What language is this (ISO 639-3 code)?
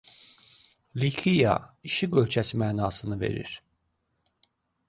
aze